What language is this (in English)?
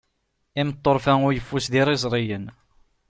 Kabyle